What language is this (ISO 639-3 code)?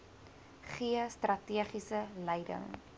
afr